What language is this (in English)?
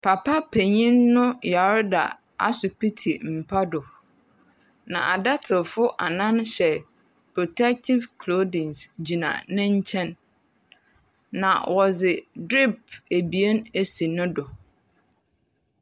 Akan